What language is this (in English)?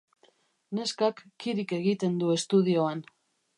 Basque